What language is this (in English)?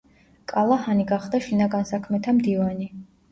Georgian